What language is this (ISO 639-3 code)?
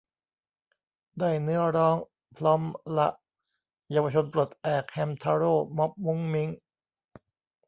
tha